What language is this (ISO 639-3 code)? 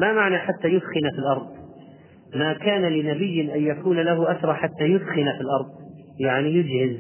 ara